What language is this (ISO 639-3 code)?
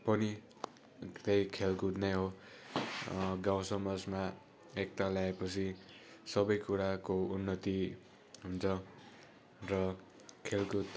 nep